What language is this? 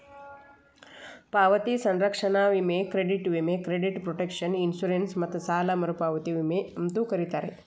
Kannada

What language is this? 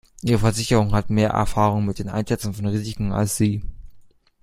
German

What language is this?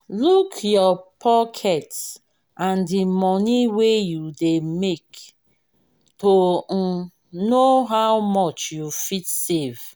Nigerian Pidgin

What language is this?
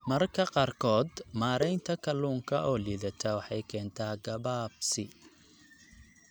Somali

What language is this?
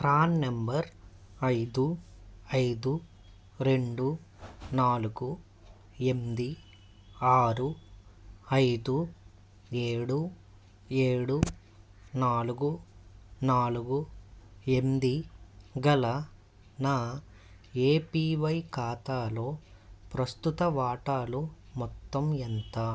Telugu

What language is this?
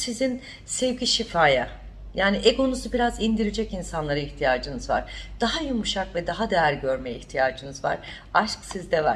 Turkish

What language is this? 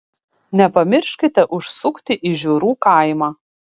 Lithuanian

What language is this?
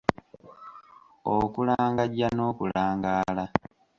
Ganda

